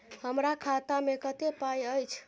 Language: Maithili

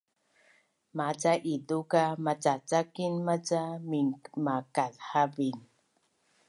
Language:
Bunun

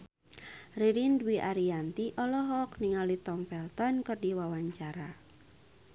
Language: Sundanese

